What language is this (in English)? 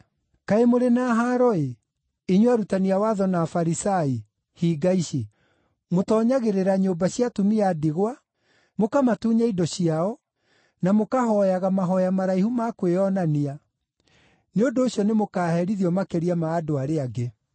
Kikuyu